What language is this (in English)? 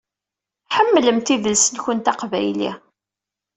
Kabyle